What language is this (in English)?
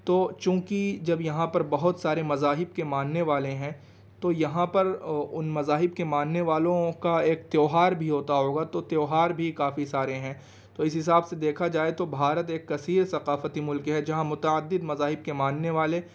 Urdu